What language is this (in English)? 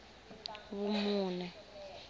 Tsonga